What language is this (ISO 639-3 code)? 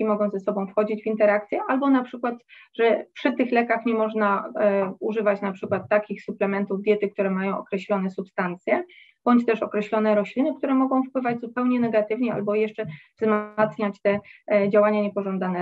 pol